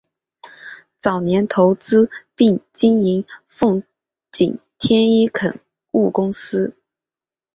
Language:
Chinese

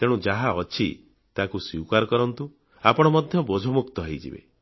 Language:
Odia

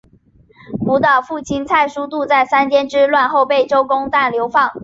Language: Chinese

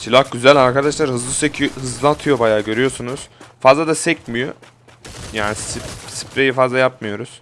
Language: Turkish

